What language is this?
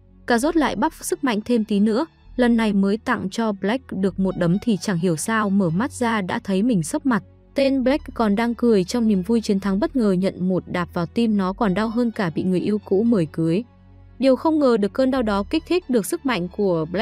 Vietnamese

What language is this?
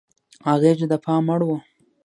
Pashto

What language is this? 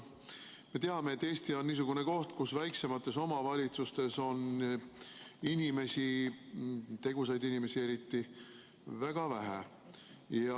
Estonian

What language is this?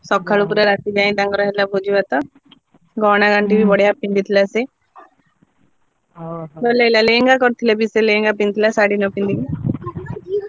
Odia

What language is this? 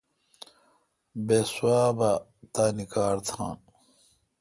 Kalkoti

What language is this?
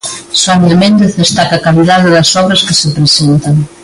Galician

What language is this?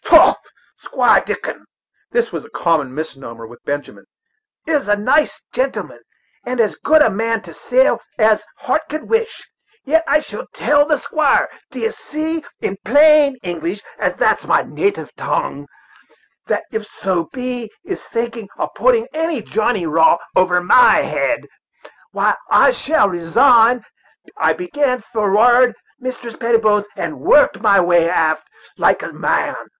English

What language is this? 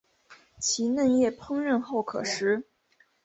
Chinese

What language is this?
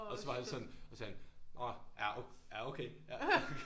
Danish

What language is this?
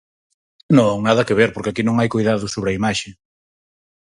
Galician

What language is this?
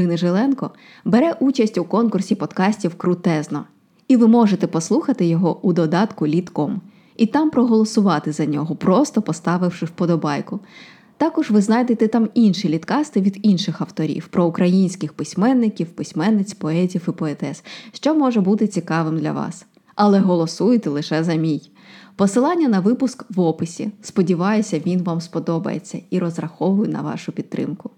Ukrainian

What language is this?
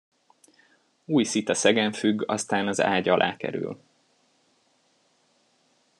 Hungarian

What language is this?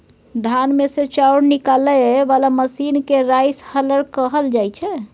Maithili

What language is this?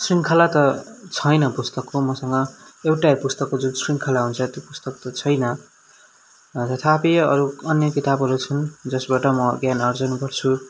Nepali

